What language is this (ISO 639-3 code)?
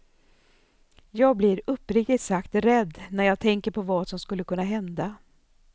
swe